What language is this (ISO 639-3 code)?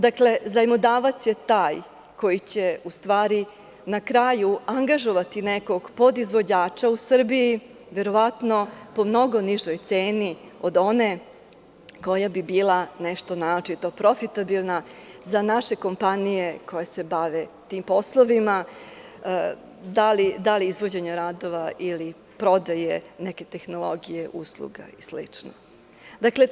srp